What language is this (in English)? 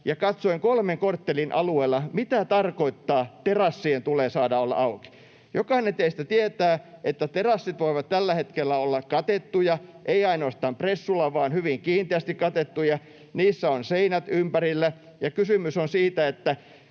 Finnish